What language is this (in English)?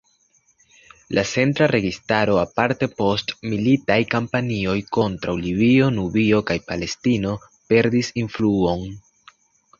Esperanto